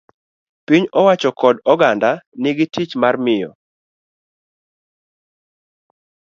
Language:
Luo (Kenya and Tanzania)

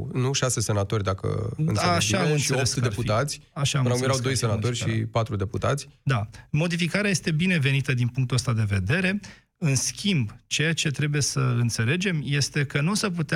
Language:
Romanian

